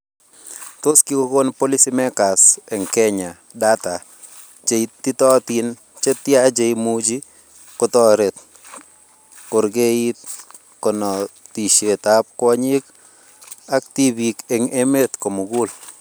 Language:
Kalenjin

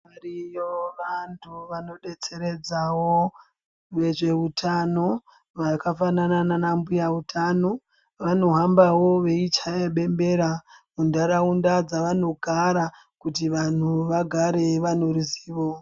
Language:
Ndau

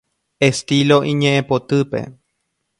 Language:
Guarani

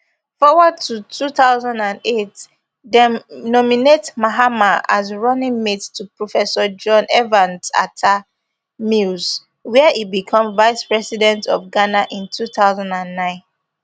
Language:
Nigerian Pidgin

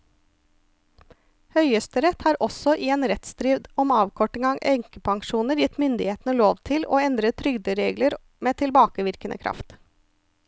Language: Norwegian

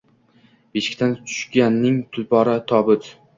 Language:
Uzbek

